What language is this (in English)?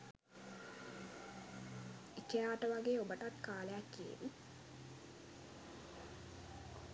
Sinhala